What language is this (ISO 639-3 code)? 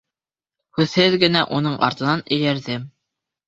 bak